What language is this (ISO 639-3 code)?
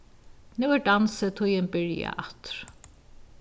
fao